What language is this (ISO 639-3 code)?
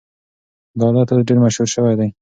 pus